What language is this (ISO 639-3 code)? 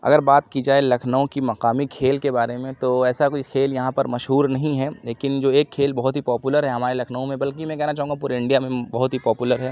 urd